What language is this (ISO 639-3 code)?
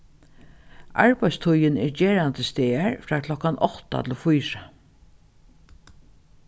fao